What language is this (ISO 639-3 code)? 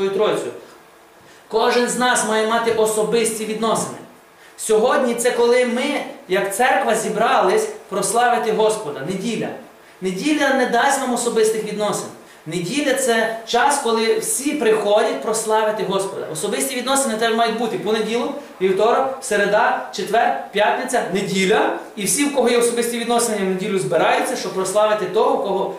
ukr